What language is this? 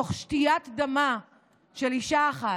Hebrew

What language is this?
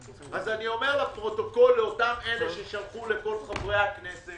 Hebrew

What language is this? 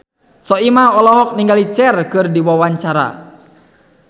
Sundanese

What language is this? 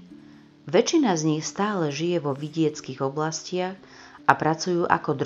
Slovak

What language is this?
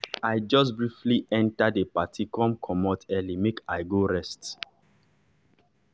Nigerian Pidgin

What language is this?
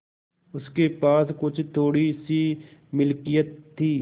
Hindi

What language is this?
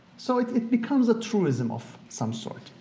English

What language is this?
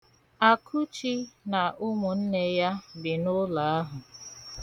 Igbo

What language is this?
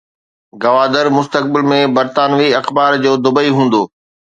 Sindhi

